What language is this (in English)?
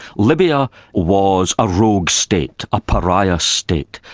English